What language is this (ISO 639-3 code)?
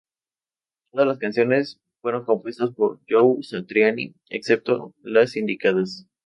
spa